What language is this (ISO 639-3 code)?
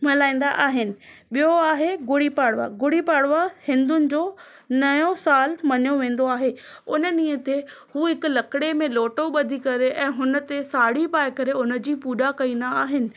snd